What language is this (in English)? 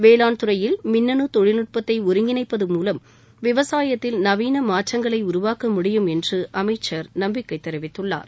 Tamil